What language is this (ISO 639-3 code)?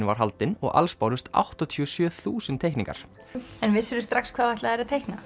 isl